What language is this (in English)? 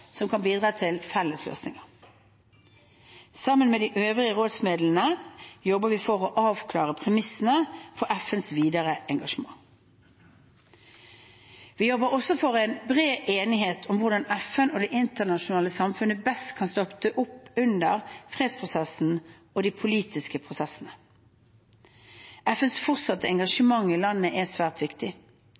Norwegian Bokmål